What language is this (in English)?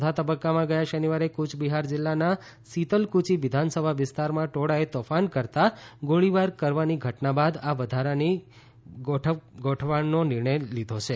Gujarati